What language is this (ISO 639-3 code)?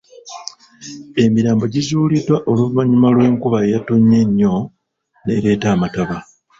lug